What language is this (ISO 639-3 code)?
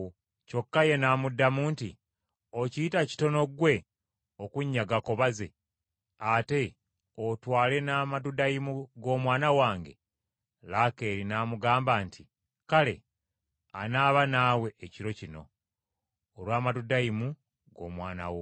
lug